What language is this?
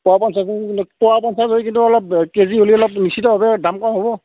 Assamese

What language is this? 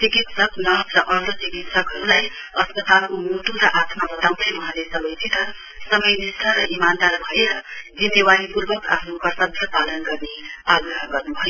Nepali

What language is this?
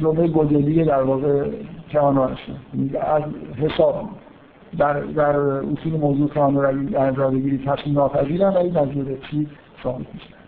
Persian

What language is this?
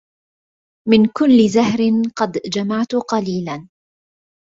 Arabic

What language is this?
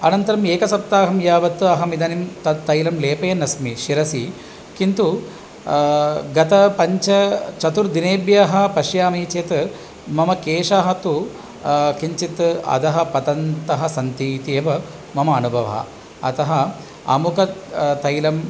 Sanskrit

